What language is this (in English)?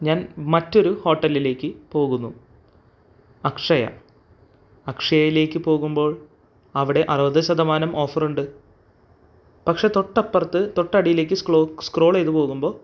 Malayalam